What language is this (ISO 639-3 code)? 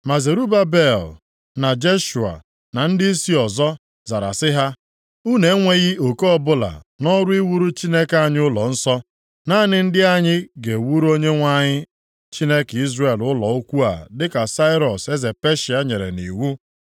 ibo